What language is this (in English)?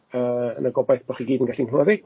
Welsh